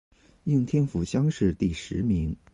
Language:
Chinese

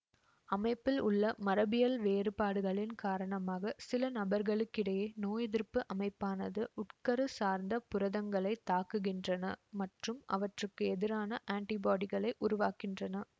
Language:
Tamil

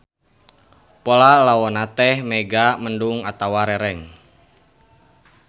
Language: Sundanese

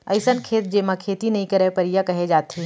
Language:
Chhattisgarhi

